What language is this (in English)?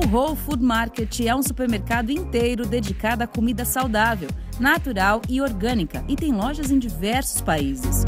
Portuguese